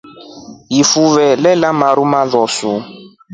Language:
Rombo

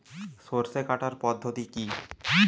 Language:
Bangla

